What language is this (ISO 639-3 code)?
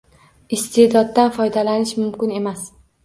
uzb